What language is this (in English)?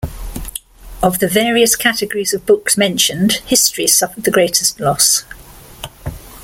English